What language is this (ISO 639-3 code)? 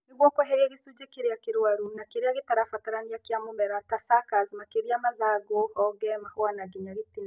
kik